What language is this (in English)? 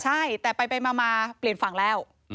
Thai